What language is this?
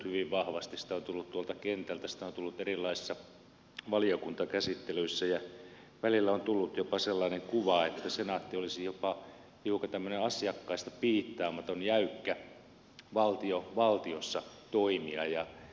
Finnish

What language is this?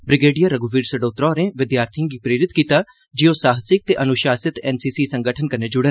Dogri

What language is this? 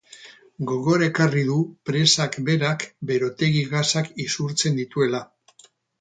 Basque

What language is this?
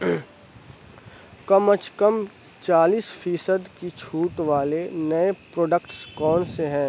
Urdu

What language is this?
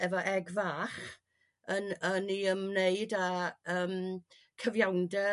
Welsh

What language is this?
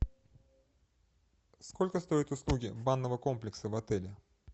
Russian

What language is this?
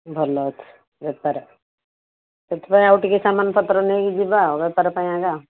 Odia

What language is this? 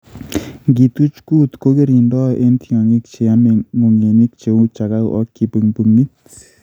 Kalenjin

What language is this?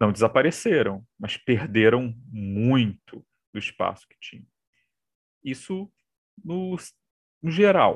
Portuguese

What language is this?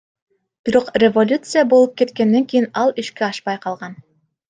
Kyrgyz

